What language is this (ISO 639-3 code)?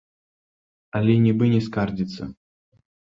bel